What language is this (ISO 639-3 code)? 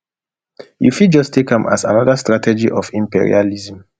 pcm